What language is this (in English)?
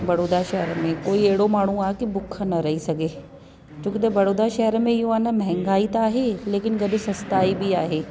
Sindhi